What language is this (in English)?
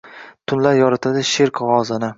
Uzbek